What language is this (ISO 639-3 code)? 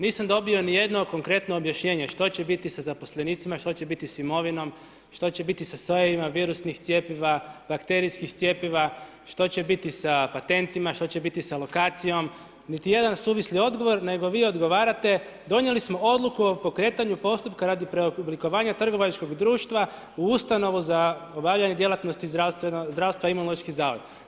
hrv